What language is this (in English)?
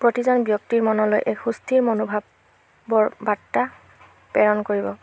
Assamese